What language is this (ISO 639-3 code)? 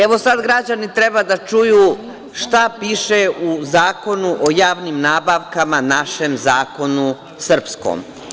srp